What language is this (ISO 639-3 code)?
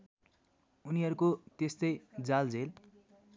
nep